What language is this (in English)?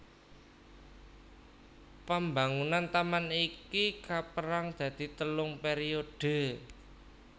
Javanese